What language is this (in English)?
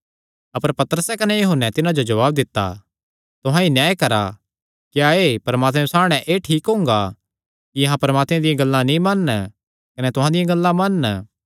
Kangri